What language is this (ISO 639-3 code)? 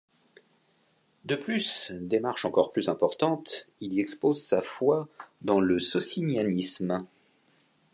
fra